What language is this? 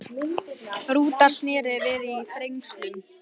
Icelandic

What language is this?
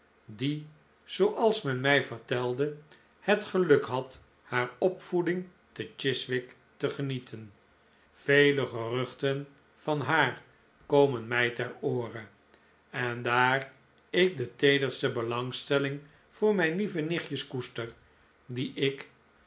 Dutch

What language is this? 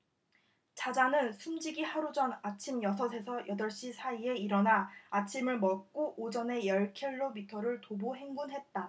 Korean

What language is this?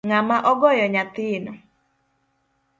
Luo (Kenya and Tanzania)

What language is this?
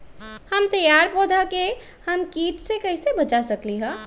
Magahi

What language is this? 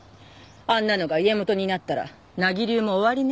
Japanese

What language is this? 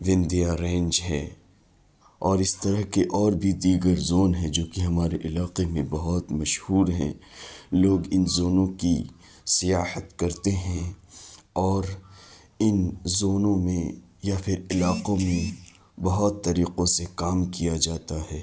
Urdu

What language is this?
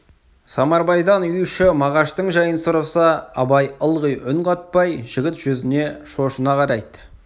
Kazakh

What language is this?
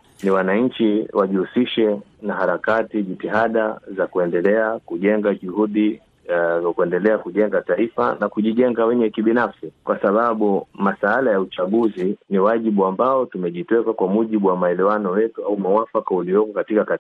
Swahili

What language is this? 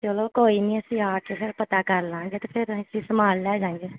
Punjabi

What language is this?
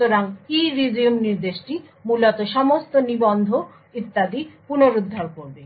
Bangla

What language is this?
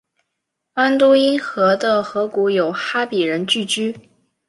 Chinese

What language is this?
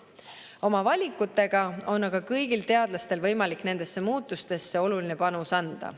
Estonian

